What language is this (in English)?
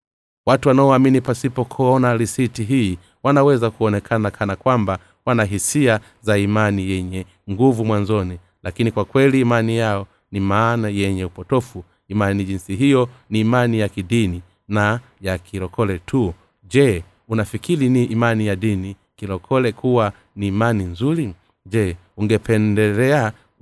Swahili